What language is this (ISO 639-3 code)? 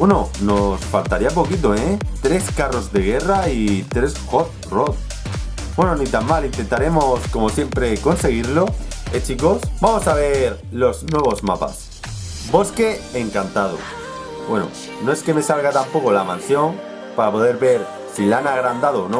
spa